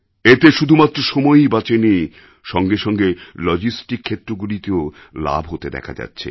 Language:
Bangla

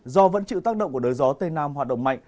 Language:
Vietnamese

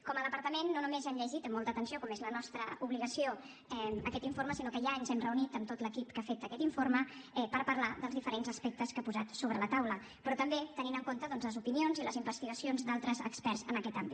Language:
Catalan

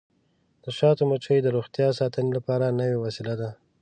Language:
Pashto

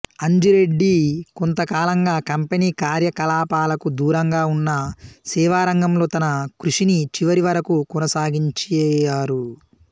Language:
Telugu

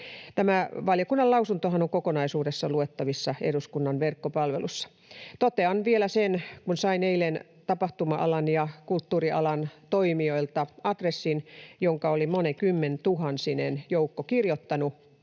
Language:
Finnish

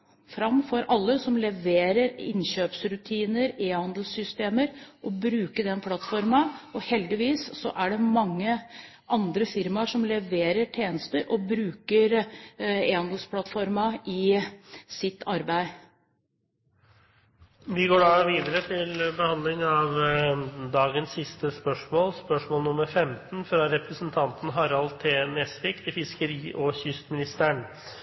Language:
Norwegian Bokmål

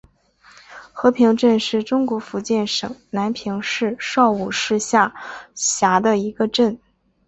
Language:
Chinese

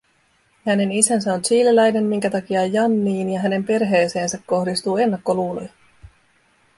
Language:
Finnish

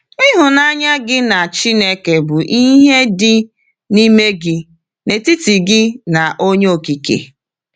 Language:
Igbo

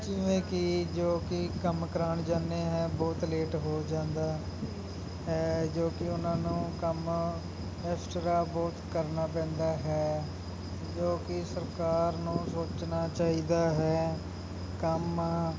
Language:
Punjabi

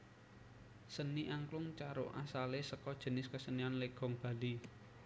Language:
Javanese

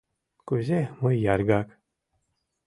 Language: Mari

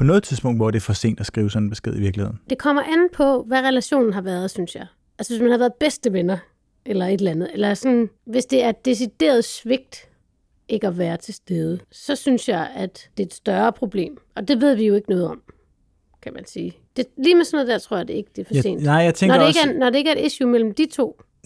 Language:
Danish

